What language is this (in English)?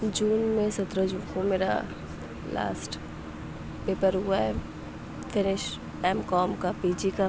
Urdu